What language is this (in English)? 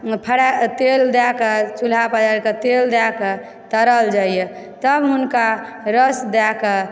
Maithili